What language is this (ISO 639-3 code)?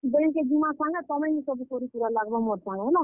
ori